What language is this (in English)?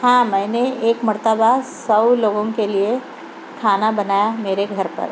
Urdu